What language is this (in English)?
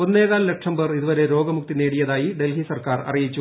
Malayalam